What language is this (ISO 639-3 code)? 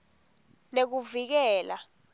ssw